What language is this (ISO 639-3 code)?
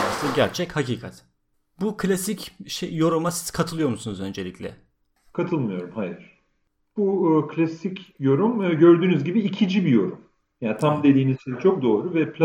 tur